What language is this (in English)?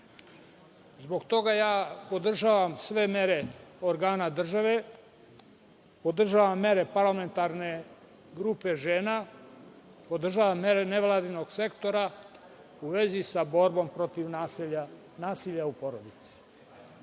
Serbian